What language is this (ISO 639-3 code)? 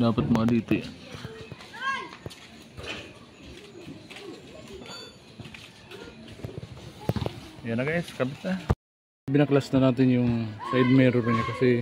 fil